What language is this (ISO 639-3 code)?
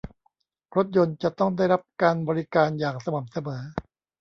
tha